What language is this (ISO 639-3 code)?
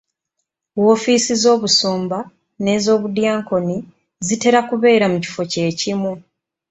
lug